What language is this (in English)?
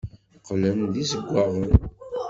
Kabyle